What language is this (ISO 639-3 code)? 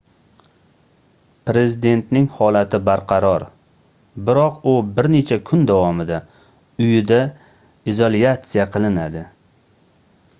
uzb